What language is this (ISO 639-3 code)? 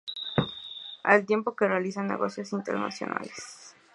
spa